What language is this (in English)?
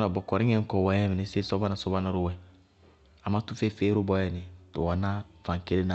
Bago-Kusuntu